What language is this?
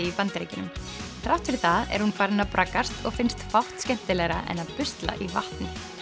Icelandic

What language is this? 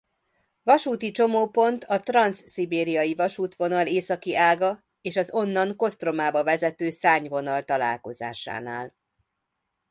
Hungarian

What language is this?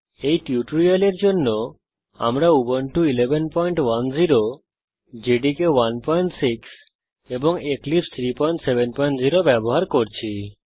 Bangla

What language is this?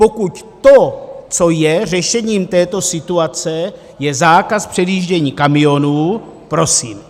Czech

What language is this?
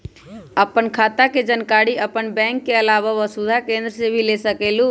Magahi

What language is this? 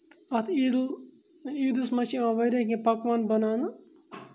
Kashmiri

